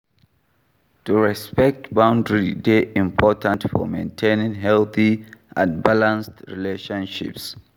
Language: Nigerian Pidgin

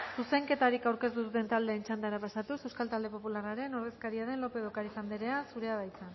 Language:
Basque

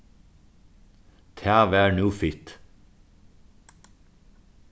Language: Faroese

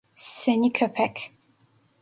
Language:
Turkish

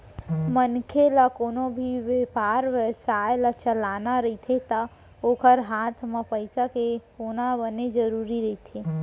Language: Chhattisgarhi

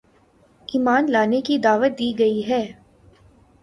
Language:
Urdu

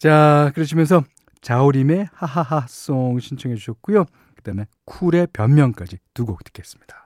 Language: Korean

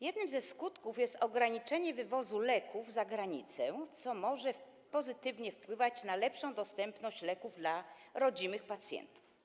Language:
Polish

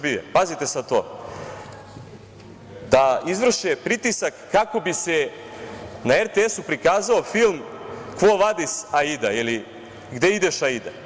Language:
Serbian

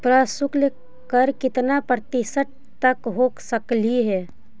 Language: Magahi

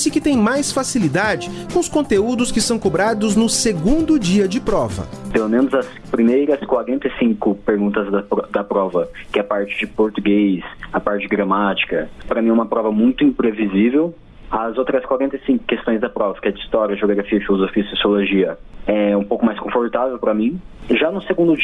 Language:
Portuguese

